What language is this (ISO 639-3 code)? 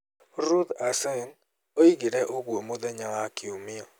kik